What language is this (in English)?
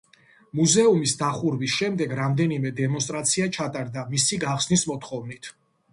Georgian